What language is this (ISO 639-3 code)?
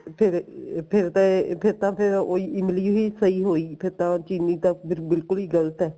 pan